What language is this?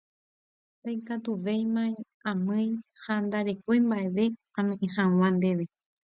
Guarani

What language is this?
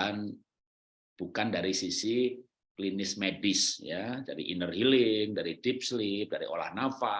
Indonesian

